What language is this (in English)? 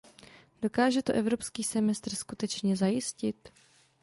Czech